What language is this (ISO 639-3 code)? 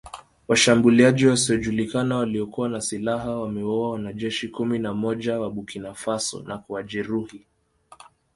swa